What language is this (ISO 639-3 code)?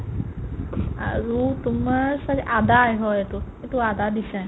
asm